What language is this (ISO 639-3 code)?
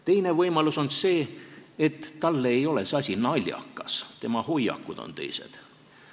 est